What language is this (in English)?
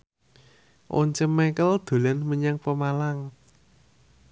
Javanese